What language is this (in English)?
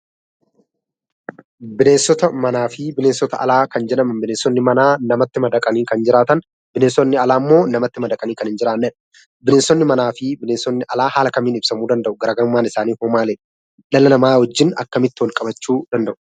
Oromo